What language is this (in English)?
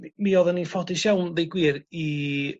Welsh